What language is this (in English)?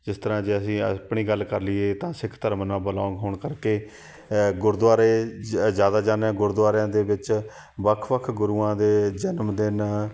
Punjabi